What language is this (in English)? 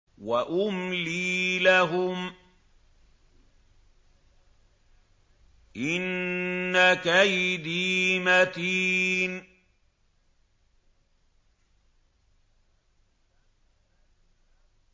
Arabic